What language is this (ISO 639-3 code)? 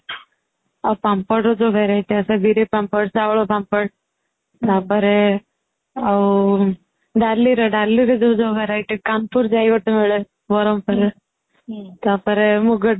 ori